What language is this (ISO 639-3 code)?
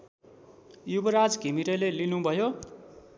nep